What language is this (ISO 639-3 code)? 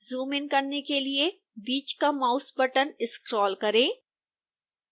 hin